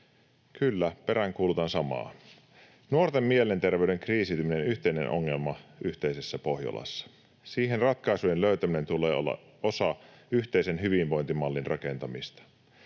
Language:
Finnish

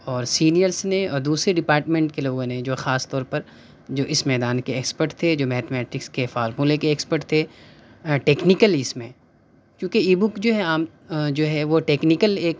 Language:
Urdu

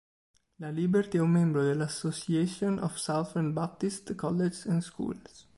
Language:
Italian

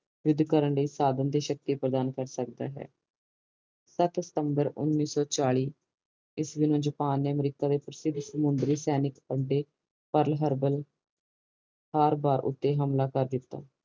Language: Punjabi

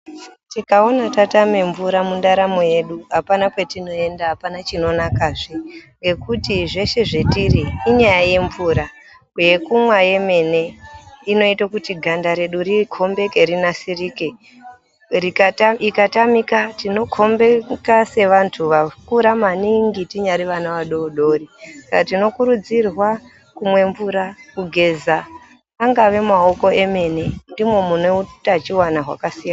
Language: Ndau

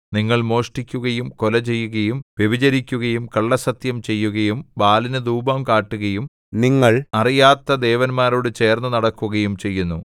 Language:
Malayalam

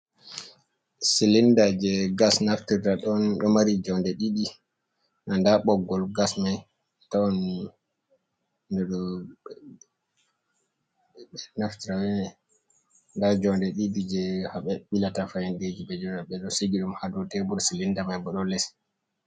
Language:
Fula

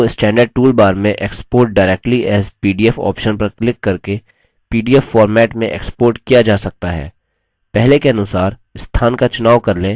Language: Hindi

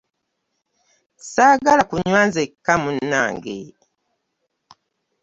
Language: Ganda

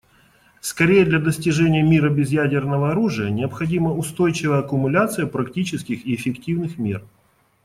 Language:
Russian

